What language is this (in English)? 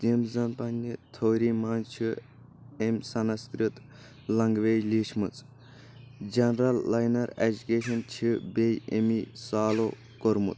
Kashmiri